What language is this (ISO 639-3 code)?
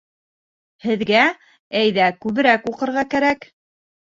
bak